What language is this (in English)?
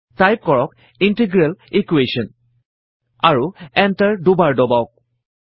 Assamese